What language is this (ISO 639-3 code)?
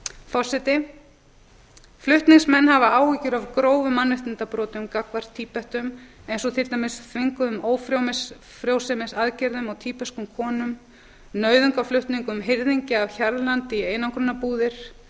isl